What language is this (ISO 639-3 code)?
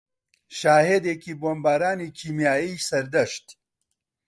ckb